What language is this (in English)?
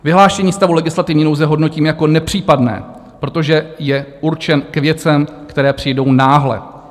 Czech